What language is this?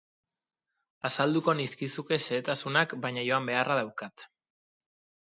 Basque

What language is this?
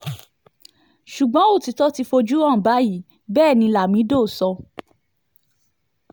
Yoruba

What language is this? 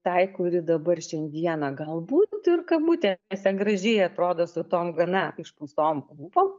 Lithuanian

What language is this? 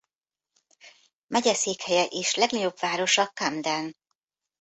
Hungarian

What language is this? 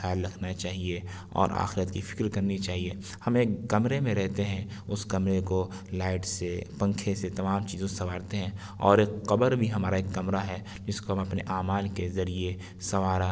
Urdu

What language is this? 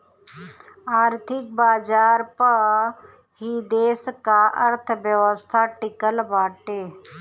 Bhojpuri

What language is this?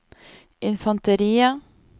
Norwegian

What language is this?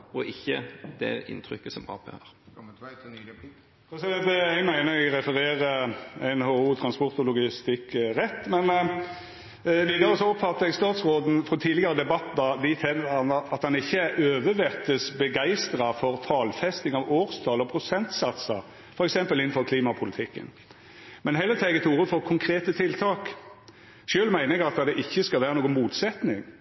Norwegian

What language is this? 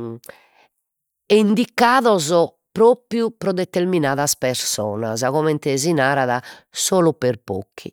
Sardinian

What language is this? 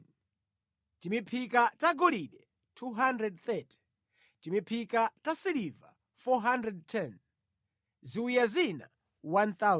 Nyanja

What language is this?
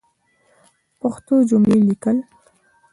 Pashto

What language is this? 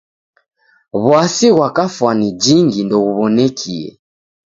Taita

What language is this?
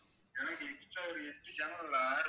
Tamil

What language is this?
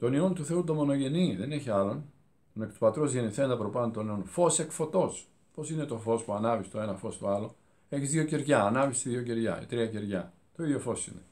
Greek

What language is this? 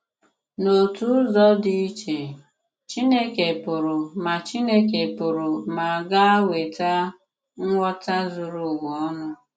Igbo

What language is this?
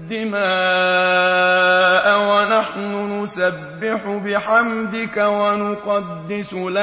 Arabic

